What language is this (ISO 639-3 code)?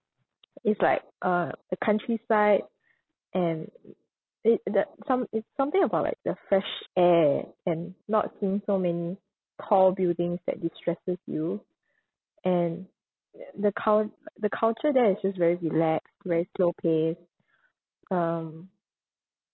eng